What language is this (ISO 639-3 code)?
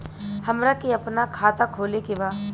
bho